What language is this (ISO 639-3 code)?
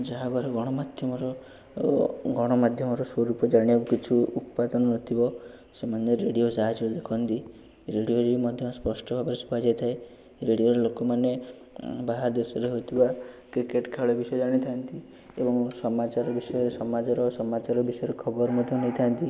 ori